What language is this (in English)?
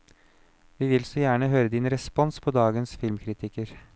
Norwegian